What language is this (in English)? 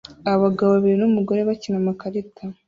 Kinyarwanda